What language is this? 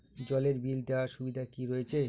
Bangla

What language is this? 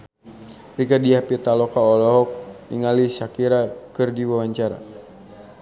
Sundanese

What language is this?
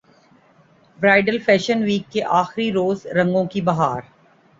Urdu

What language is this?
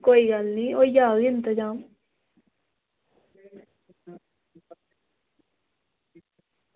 Dogri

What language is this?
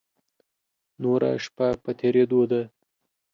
Pashto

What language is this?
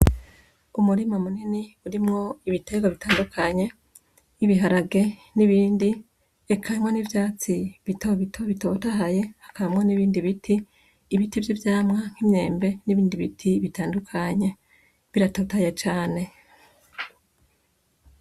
Rundi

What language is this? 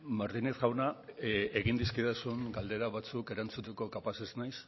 Basque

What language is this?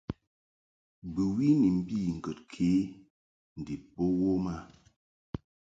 Mungaka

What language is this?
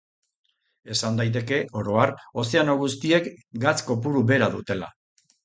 Basque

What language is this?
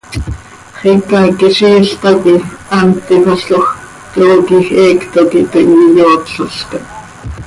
Seri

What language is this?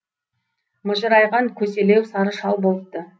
Kazakh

